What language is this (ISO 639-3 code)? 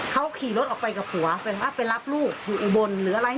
tha